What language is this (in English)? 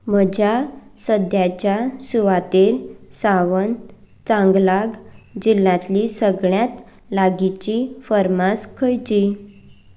Konkani